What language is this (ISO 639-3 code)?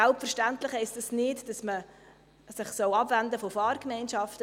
gsw